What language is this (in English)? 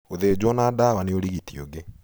Kikuyu